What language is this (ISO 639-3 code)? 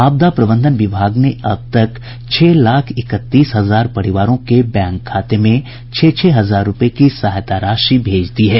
hin